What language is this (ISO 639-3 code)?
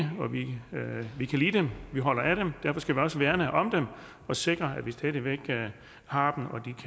dan